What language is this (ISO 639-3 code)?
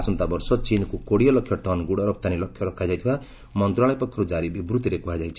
ori